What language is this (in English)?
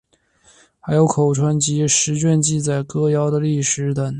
Chinese